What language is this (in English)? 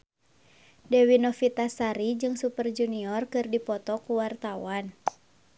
Sundanese